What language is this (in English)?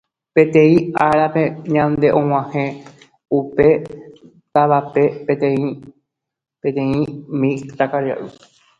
Guarani